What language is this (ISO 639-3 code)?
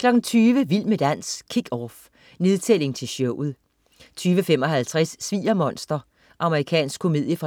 dan